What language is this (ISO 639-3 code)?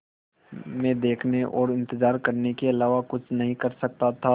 hin